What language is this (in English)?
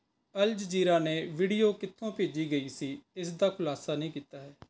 Punjabi